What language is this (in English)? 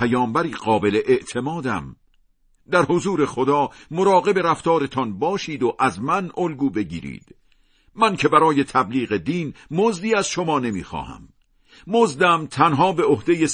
Persian